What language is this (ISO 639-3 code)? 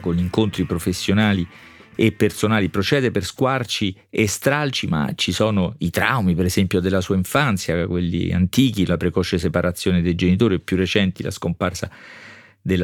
ita